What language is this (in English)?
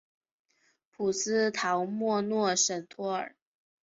Chinese